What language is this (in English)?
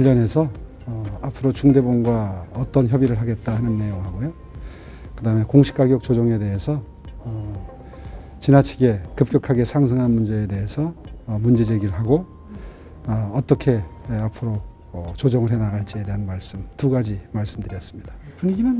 Korean